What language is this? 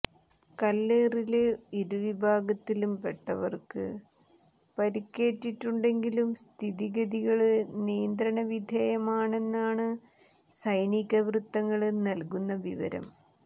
Malayalam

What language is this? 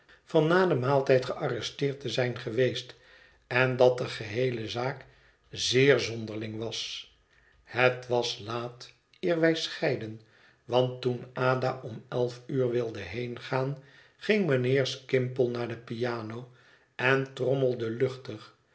Dutch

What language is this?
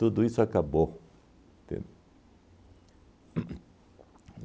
Portuguese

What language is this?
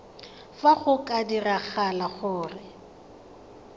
Tswana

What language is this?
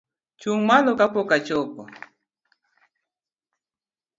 Luo (Kenya and Tanzania)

